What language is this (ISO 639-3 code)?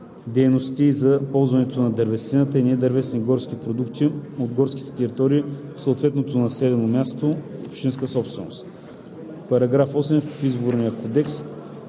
bul